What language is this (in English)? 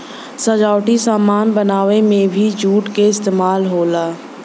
Bhojpuri